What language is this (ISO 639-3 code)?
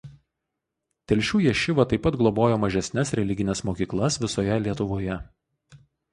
lit